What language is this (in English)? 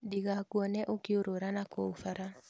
Kikuyu